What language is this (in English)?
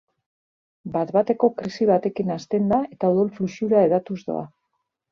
Basque